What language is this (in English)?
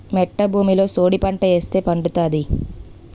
Telugu